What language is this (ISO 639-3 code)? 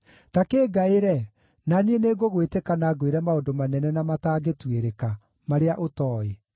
kik